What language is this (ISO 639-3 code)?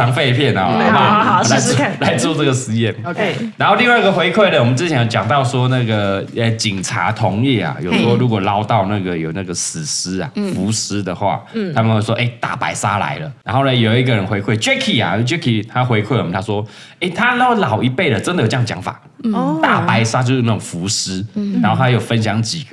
zho